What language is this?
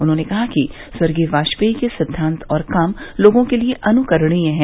Hindi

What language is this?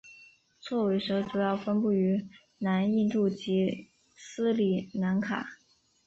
Chinese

